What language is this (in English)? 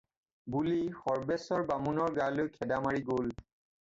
Assamese